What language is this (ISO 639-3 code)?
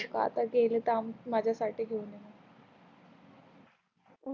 mar